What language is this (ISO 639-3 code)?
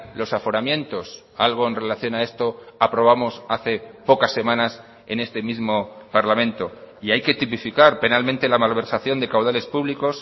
spa